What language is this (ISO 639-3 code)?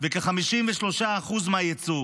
heb